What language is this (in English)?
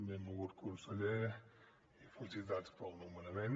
Catalan